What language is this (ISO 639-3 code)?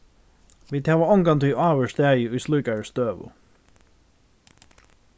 fao